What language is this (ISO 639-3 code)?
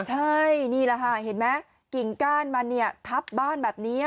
tha